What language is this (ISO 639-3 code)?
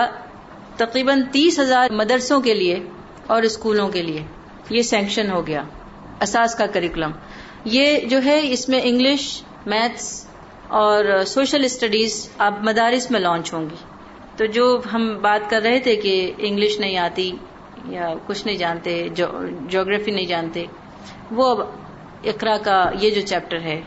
urd